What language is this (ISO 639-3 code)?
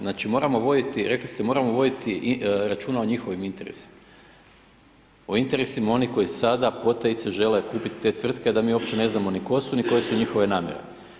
hrv